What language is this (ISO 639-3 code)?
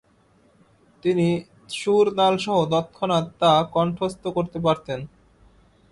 ben